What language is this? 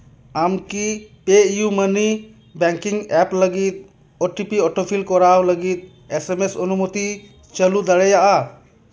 Santali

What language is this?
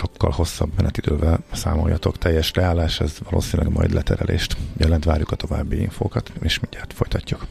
Hungarian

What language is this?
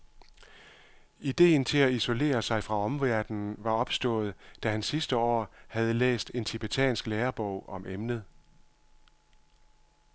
Danish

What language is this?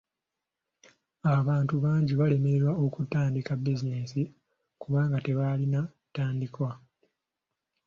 Ganda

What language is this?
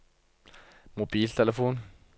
Norwegian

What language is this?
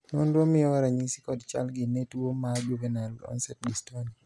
Luo (Kenya and Tanzania)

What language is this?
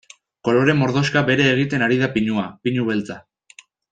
Basque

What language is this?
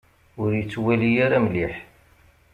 Kabyle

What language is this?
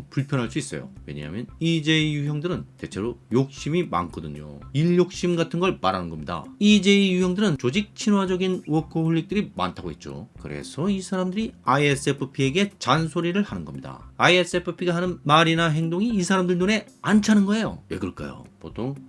Korean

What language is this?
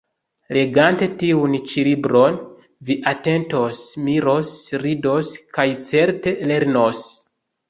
Esperanto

